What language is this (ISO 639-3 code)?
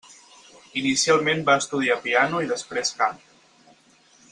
cat